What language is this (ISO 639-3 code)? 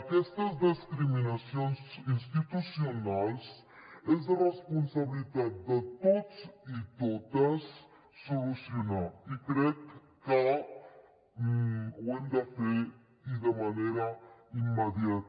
cat